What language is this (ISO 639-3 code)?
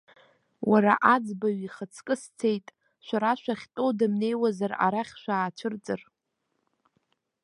abk